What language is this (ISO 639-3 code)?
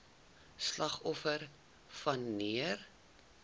afr